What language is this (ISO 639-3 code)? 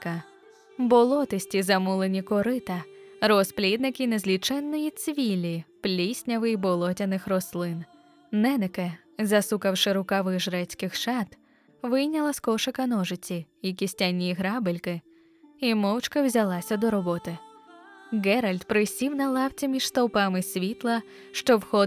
ukr